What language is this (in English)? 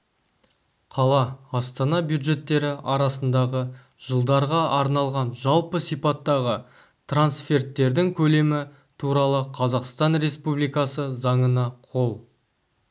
Kazakh